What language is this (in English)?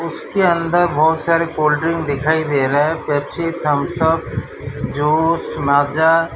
Hindi